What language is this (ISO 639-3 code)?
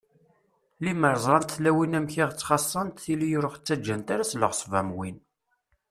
kab